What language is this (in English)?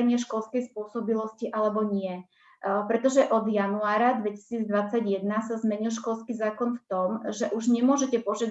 Slovak